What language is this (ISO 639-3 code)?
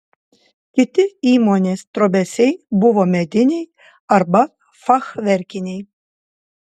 lit